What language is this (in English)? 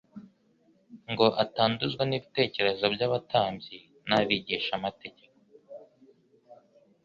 Kinyarwanda